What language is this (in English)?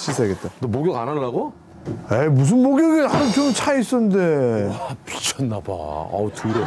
Korean